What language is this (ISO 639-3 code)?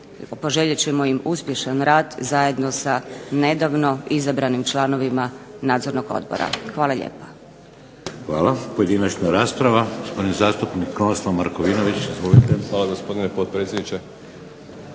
hrv